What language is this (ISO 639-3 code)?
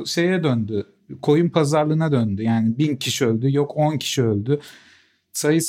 tur